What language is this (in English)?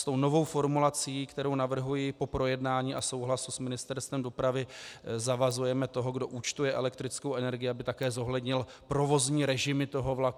Czech